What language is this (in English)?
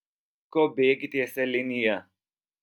Lithuanian